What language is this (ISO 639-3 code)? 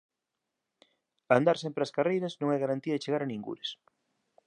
glg